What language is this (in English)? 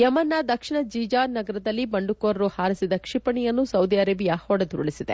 Kannada